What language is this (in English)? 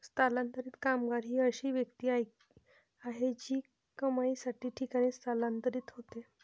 Marathi